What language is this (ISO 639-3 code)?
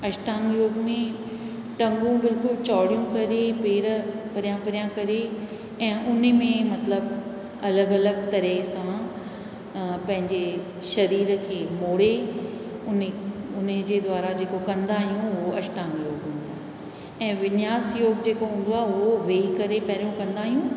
snd